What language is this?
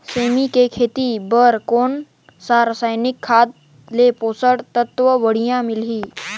Chhattisgarhi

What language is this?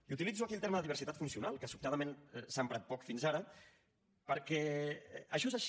Catalan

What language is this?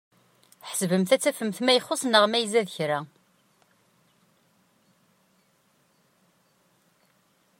Kabyle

